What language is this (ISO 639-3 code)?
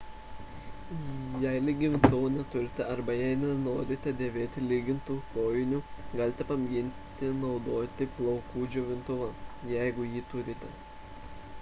lit